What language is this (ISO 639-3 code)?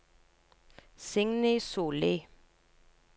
nor